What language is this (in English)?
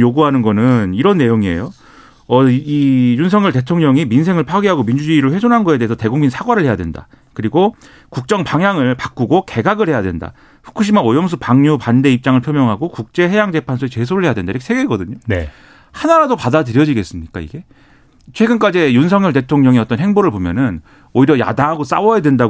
Korean